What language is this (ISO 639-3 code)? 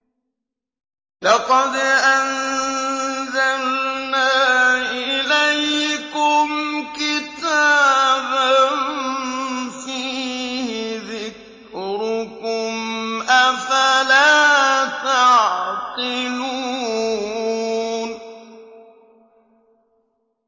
ara